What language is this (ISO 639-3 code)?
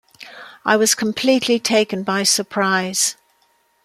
eng